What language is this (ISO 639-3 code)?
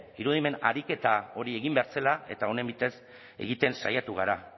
eus